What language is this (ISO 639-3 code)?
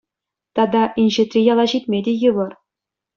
chv